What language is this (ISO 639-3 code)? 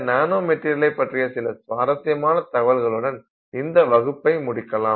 tam